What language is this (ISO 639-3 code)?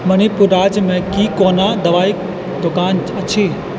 mai